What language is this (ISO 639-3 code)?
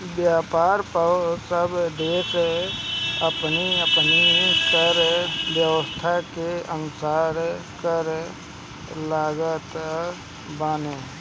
bho